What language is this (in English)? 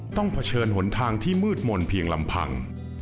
Thai